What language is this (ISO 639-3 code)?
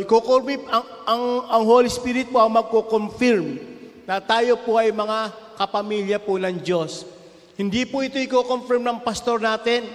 fil